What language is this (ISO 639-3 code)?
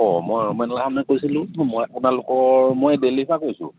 asm